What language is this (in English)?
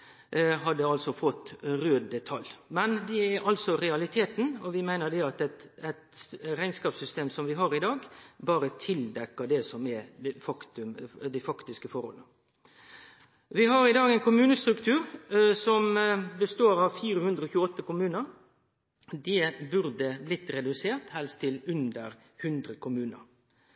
Norwegian Nynorsk